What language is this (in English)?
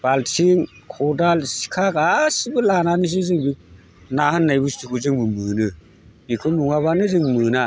Bodo